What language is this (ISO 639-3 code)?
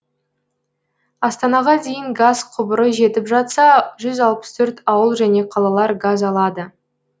kaz